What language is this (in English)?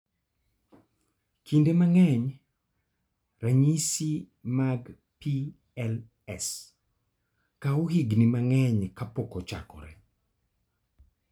Luo (Kenya and Tanzania)